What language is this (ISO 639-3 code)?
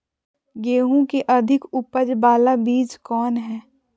mag